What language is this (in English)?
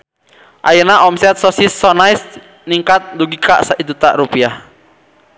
Sundanese